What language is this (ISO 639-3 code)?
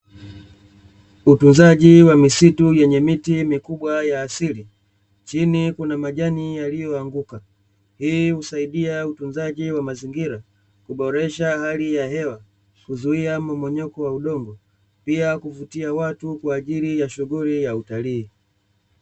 swa